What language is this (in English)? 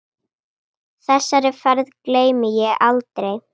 Icelandic